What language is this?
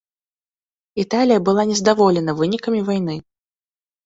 Belarusian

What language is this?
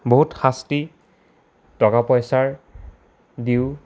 Assamese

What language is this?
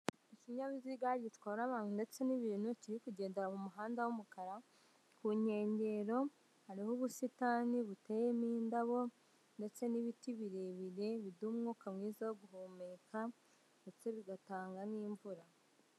Kinyarwanda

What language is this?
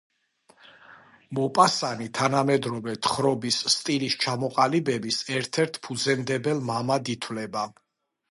Georgian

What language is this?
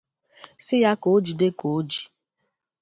Igbo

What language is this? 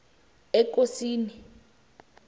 South Ndebele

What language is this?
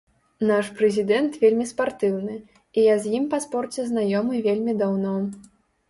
Belarusian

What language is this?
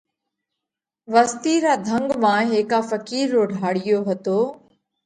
Parkari Koli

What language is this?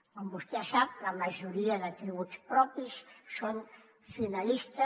Catalan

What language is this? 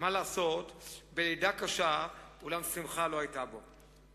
Hebrew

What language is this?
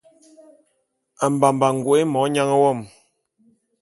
Bulu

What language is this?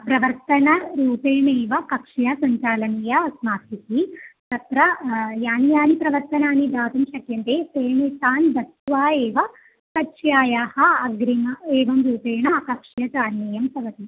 Sanskrit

